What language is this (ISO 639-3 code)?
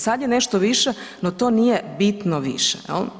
hrv